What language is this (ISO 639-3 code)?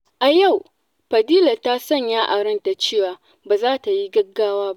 hau